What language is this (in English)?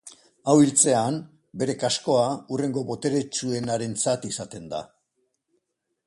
Basque